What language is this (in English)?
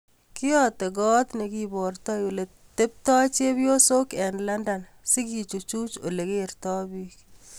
Kalenjin